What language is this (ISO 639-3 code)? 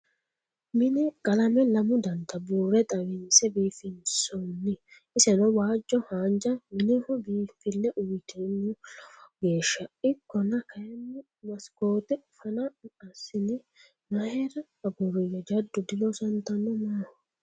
sid